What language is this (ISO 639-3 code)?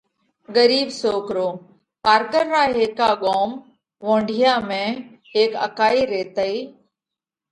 kvx